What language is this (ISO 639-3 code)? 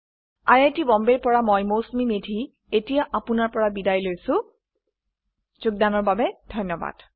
asm